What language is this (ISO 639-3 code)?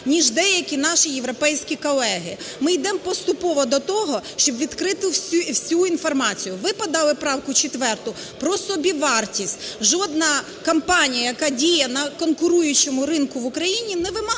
ukr